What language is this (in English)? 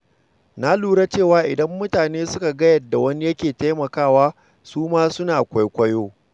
Hausa